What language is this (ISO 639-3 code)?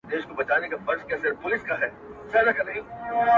pus